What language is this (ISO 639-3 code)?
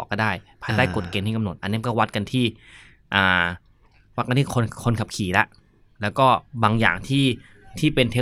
tha